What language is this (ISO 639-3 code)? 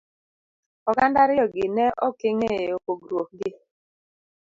luo